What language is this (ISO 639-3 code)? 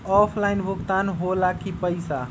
mag